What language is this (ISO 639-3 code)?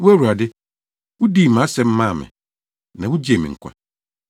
aka